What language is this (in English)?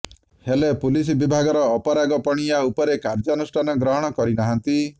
Odia